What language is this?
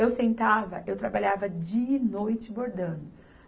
Portuguese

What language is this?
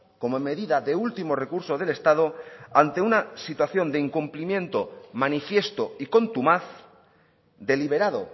Spanish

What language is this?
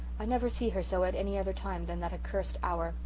English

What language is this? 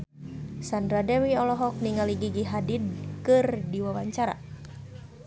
Sundanese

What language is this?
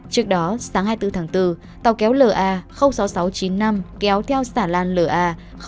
Vietnamese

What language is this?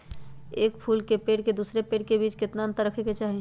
Magahi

